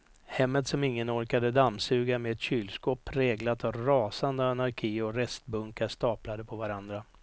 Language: Swedish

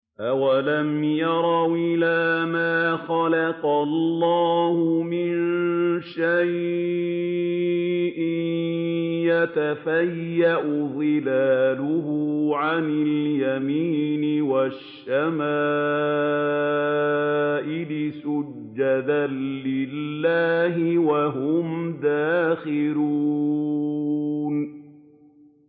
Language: Arabic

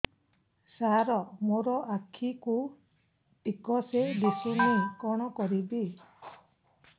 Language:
Odia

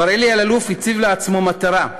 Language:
Hebrew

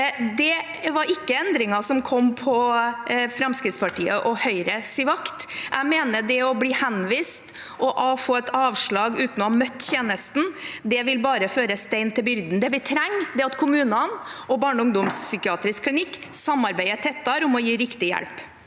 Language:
Norwegian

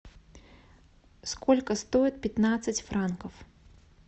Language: Russian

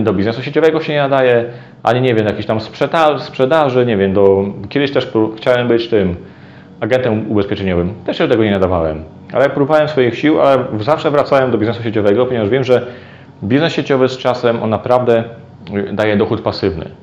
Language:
Polish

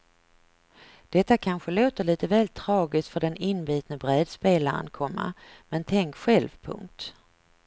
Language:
Swedish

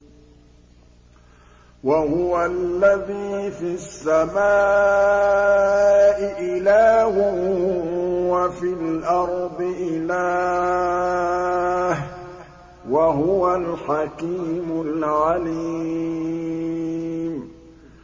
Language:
Arabic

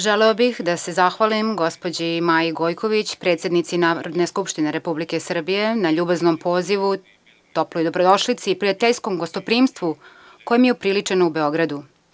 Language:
Serbian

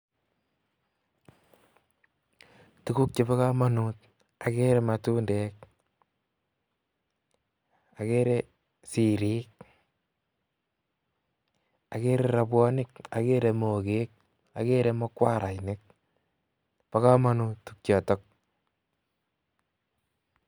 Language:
Kalenjin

